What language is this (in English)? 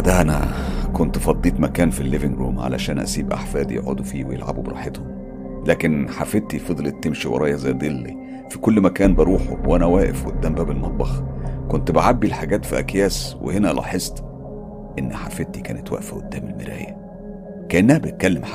Arabic